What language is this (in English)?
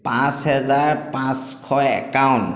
Assamese